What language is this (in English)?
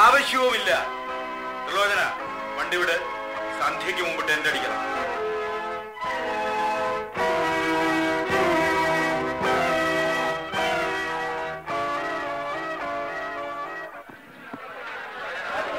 Malayalam